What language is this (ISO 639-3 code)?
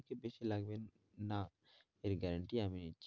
ben